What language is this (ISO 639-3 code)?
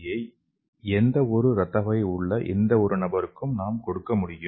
tam